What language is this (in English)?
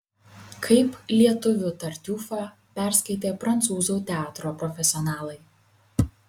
Lithuanian